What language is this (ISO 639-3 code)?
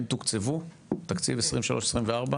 heb